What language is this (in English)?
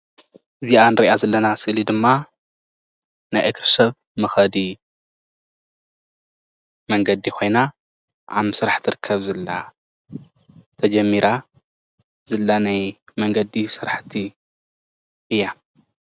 Tigrinya